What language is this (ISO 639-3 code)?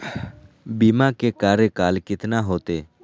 mag